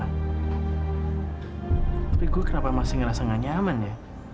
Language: Indonesian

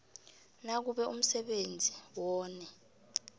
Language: South Ndebele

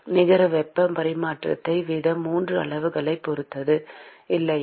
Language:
Tamil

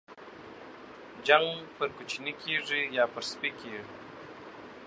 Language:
Pashto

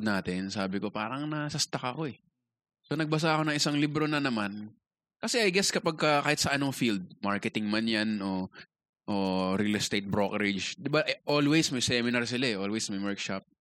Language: Filipino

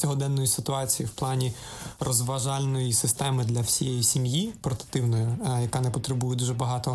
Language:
Ukrainian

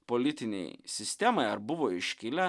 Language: Lithuanian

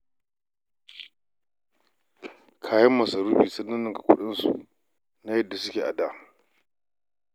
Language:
Hausa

